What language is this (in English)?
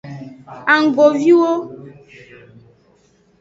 Aja (Benin)